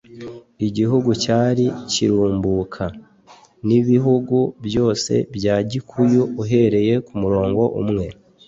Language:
Kinyarwanda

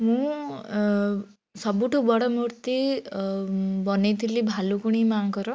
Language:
Odia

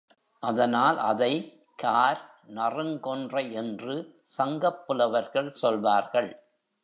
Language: Tamil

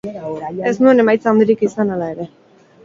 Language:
Basque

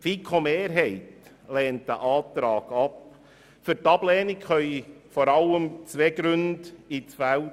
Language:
Swiss German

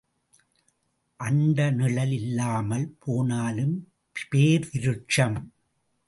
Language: Tamil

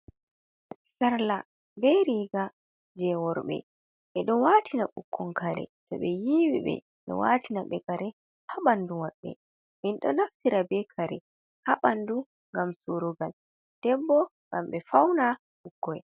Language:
Fula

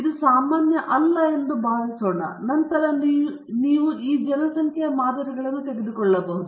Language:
Kannada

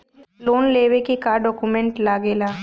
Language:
Bhojpuri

